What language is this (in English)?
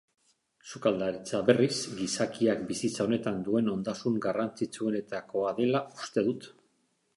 Basque